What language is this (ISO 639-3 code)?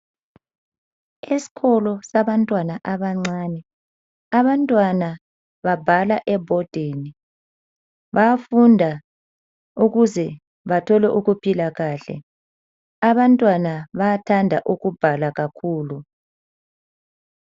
nde